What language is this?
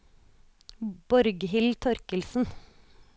Norwegian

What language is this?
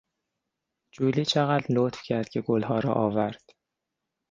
Persian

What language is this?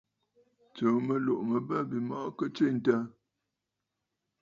Bafut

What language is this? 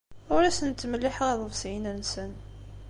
Kabyle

